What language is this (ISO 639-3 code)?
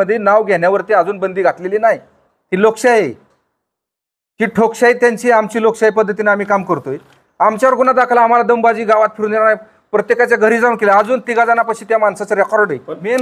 mar